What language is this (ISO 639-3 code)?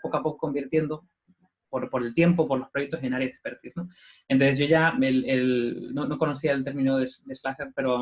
spa